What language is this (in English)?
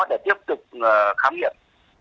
Vietnamese